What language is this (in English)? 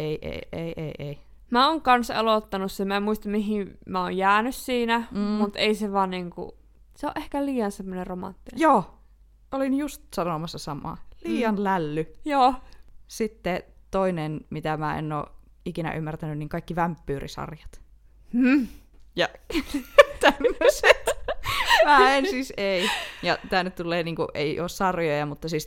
Finnish